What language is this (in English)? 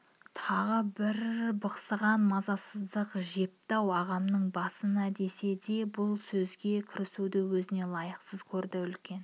Kazakh